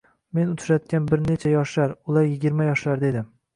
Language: Uzbek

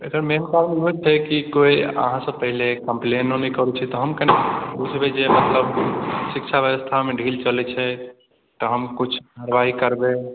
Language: Maithili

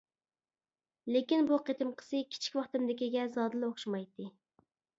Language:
Uyghur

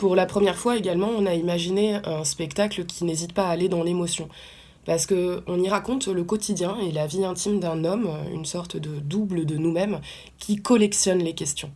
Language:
French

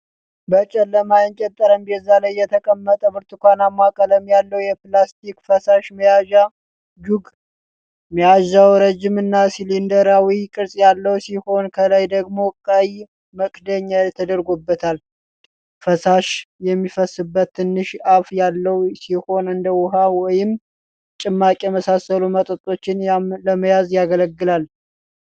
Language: Amharic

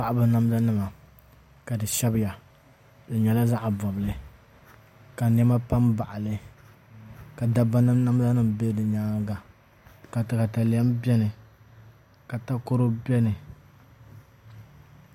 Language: Dagbani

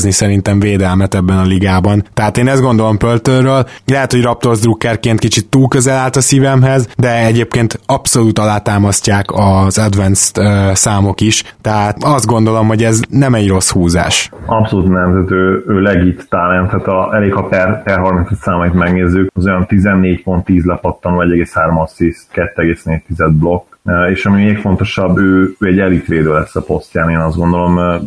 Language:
Hungarian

